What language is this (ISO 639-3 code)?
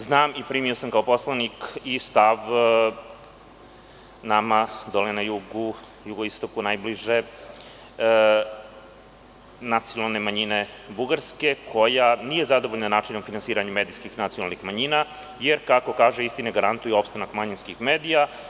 srp